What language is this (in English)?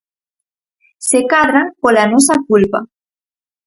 Galician